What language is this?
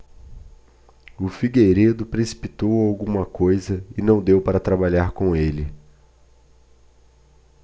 Portuguese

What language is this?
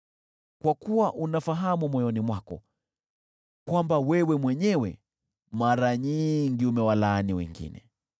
Swahili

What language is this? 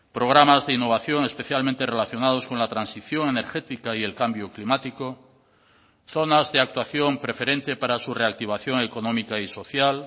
Spanish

